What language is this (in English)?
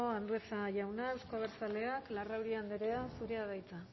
Basque